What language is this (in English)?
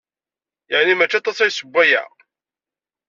Kabyle